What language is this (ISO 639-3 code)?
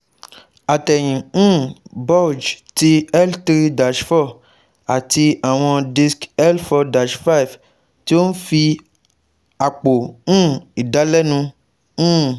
yor